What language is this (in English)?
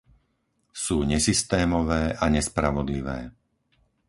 Slovak